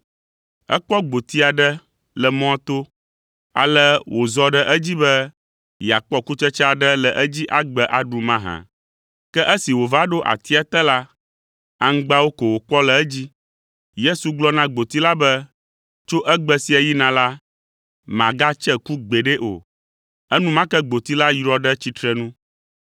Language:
Ewe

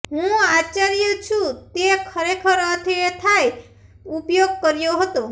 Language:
Gujarati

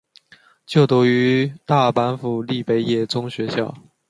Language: Chinese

